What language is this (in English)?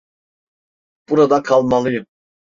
Turkish